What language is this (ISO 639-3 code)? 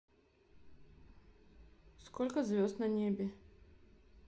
rus